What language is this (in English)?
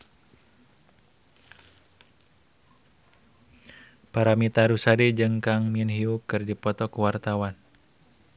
Sundanese